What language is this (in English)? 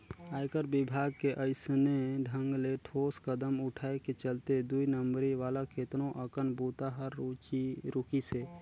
Chhattisgarhi